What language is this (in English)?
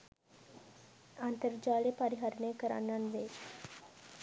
Sinhala